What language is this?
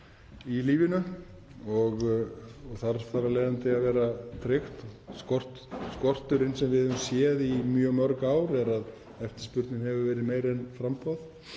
Icelandic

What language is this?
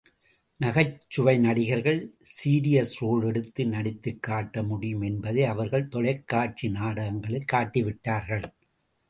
Tamil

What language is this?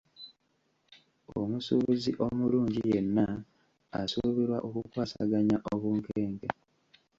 Ganda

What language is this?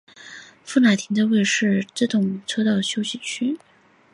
Chinese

